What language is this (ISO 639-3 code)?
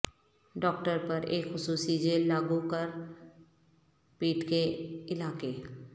urd